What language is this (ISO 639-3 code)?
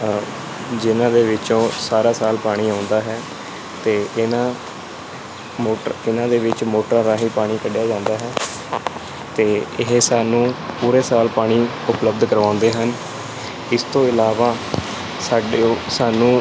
pan